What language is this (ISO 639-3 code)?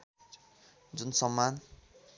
nep